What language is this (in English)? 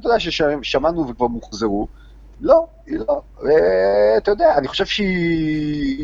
Hebrew